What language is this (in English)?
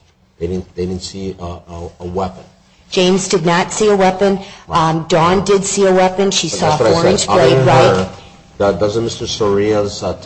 English